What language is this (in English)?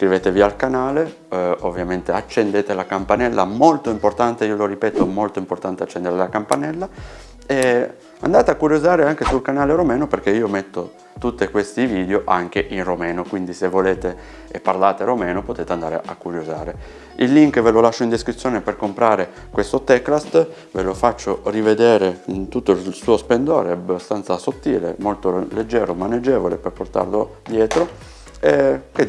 Italian